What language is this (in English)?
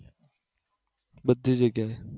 Gujarati